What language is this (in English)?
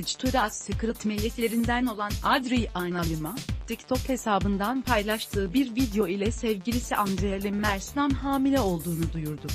Turkish